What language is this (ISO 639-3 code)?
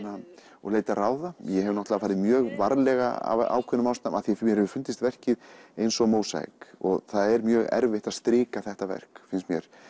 isl